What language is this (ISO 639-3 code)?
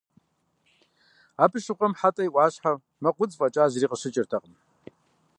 kbd